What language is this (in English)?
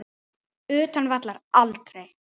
Icelandic